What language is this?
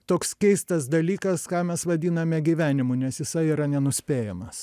Lithuanian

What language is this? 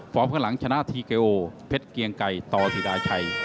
Thai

